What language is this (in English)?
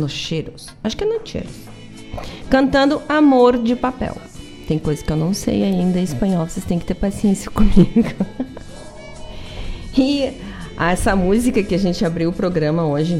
Portuguese